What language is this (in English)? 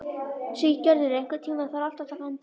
Icelandic